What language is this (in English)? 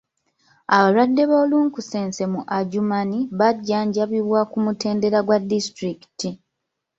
Ganda